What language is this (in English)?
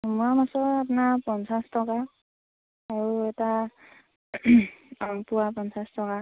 Assamese